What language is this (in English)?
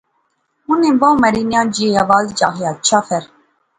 Pahari-Potwari